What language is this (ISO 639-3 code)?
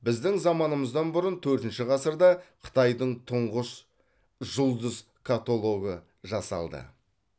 kaz